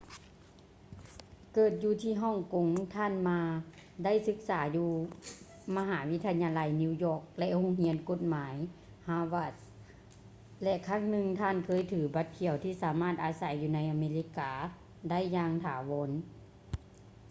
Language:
Lao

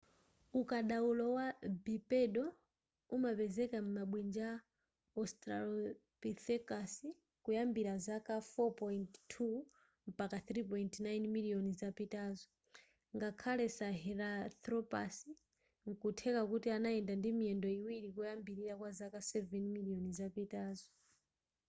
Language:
Nyanja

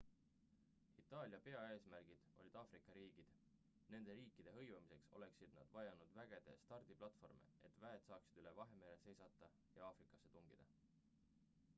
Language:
Estonian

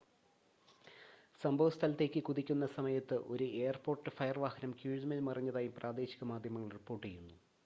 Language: Malayalam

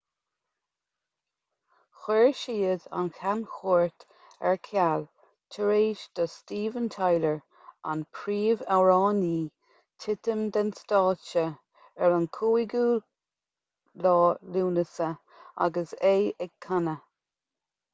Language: Irish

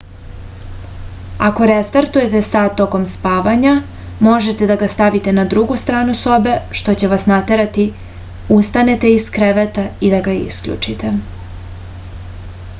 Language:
Serbian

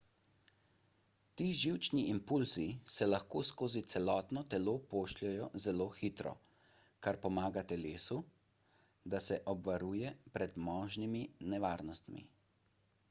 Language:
Slovenian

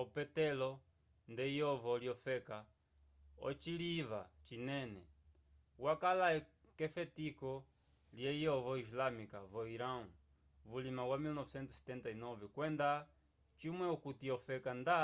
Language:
Umbundu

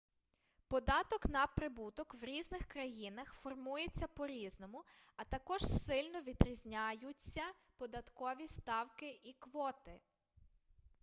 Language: Ukrainian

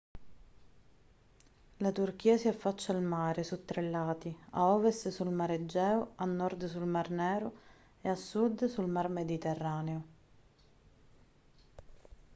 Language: Italian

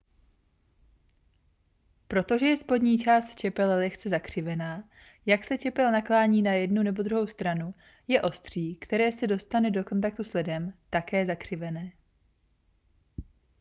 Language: Czech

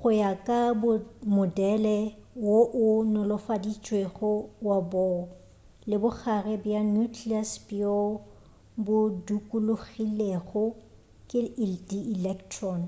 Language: Northern Sotho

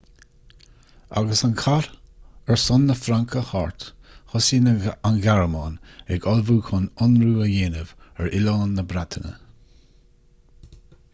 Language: Irish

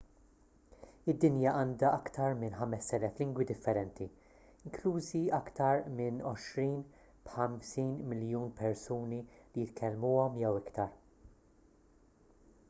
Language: Maltese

